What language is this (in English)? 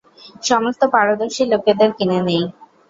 Bangla